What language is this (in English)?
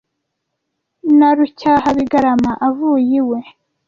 Kinyarwanda